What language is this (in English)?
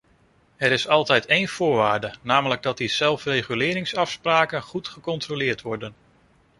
Dutch